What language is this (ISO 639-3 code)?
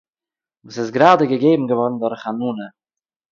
yid